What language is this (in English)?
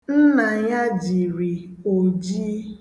Igbo